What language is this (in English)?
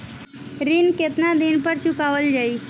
Bhojpuri